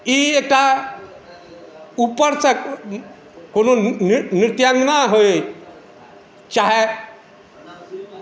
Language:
Maithili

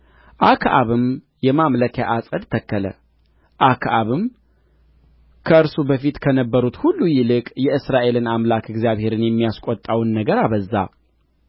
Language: Amharic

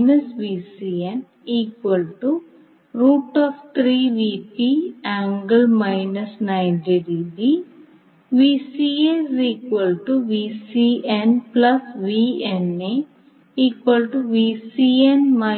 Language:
Malayalam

